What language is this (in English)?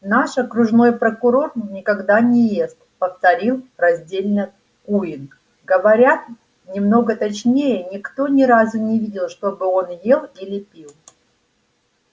Russian